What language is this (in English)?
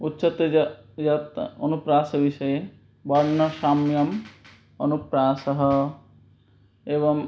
Sanskrit